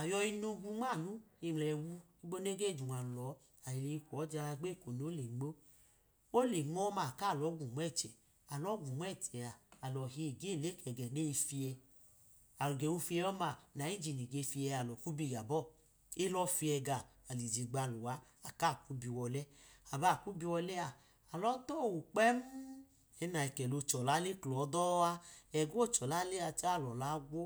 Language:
Idoma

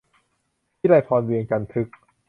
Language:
Thai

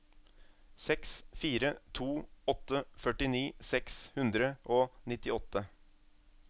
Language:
Norwegian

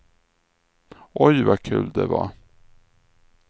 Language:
Swedish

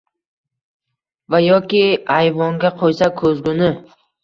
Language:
Uzbek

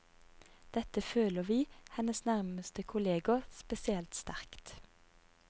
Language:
Norwegian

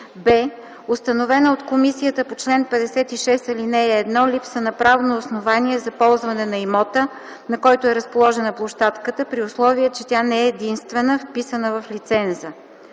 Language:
Bulgarian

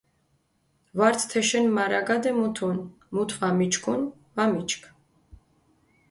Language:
Mingrelian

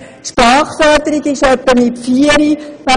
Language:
Swiss German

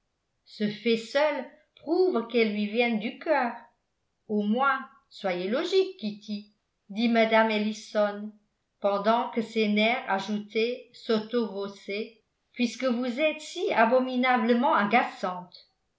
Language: French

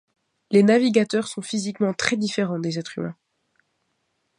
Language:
French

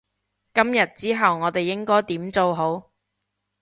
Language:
Cantonese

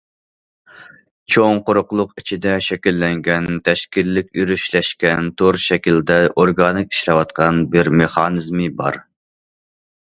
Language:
Uyghur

